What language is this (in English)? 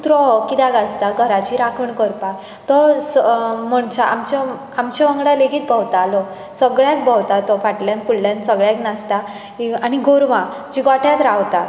Konkani